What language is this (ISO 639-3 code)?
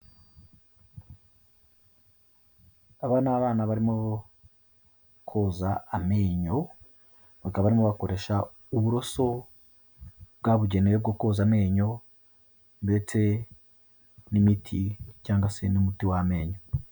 kin